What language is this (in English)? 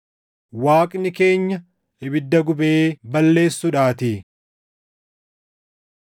Oromo